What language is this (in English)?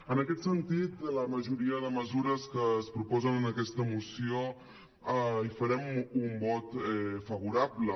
Catalan